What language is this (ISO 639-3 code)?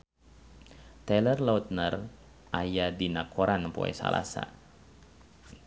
sun